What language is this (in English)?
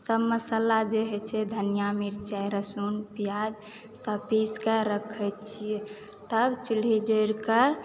Maithili